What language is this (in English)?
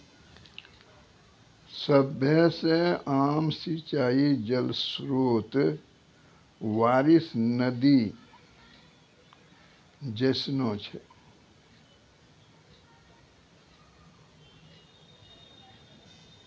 Maithili